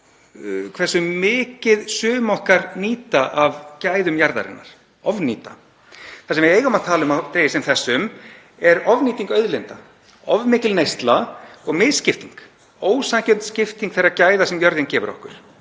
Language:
Icelandic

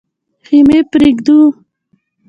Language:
Pashto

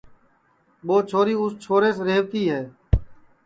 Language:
Sansi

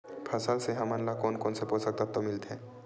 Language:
Chhattisgarhi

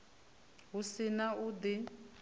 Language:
Venda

